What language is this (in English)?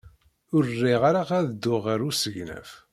Kabyle